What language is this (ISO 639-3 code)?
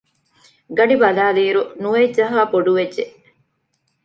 div